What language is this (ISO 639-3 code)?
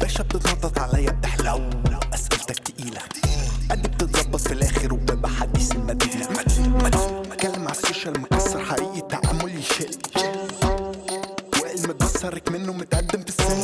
ara